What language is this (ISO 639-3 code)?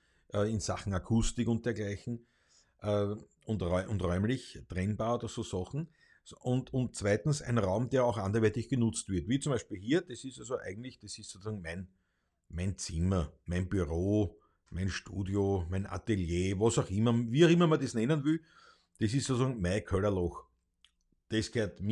deu